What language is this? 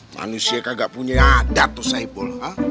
Indonesian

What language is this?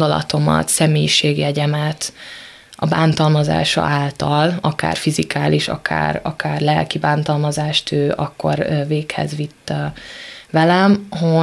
Hungarian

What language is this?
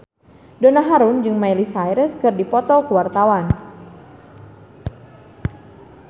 Sundanese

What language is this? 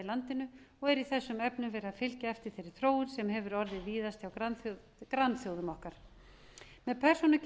Icelandic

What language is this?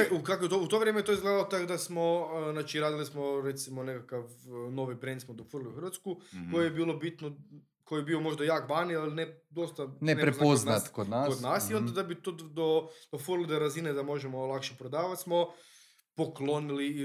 Croatian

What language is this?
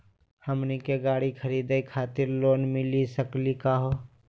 Magahi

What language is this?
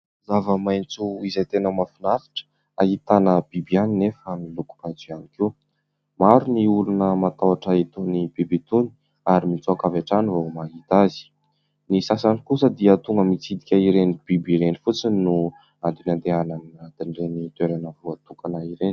Malagasy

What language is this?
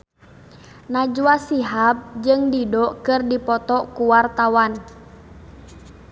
Sundanese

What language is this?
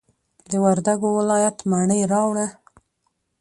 Pashto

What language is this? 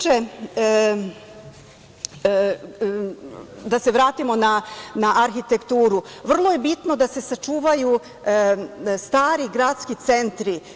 Serbian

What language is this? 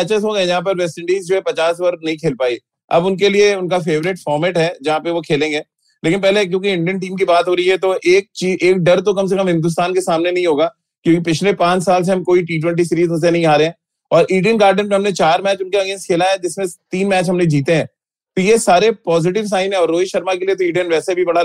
Hindi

